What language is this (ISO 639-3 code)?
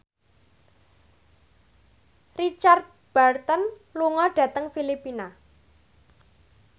jav